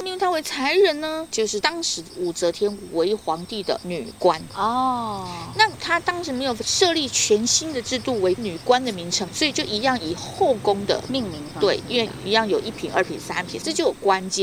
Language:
Chinese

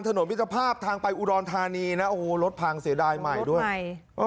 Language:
Thai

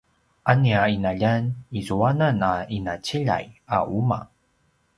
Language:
Paiwan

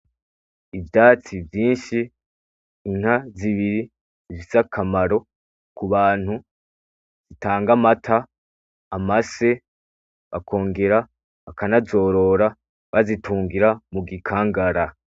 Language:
Rundi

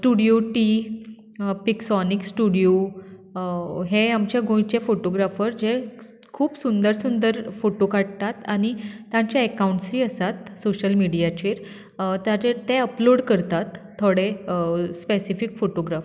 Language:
Konkani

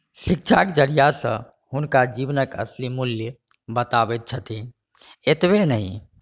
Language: Maithili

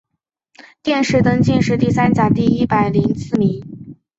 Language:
Chinese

